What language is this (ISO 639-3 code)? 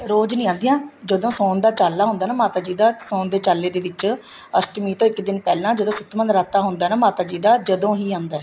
pan